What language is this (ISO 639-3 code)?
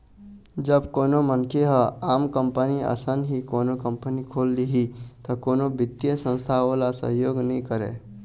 hne